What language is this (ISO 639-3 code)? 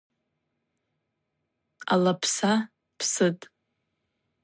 abq